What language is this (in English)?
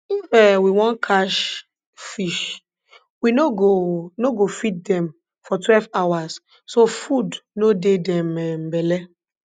Nigerian Pidgin